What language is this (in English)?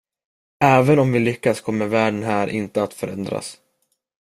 Swedish